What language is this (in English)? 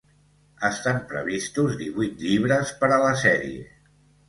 Catalan